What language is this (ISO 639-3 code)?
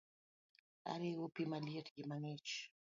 luo